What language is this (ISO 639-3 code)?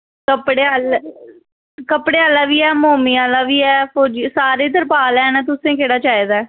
doi